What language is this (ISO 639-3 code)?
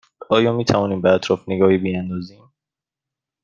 fas